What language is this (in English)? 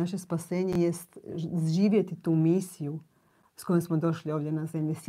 Croatian